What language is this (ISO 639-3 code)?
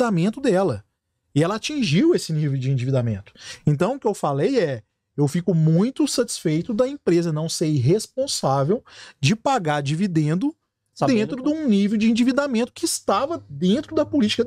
por